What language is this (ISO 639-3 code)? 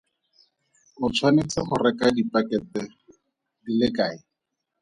tsn